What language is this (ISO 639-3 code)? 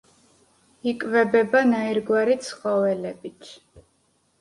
kat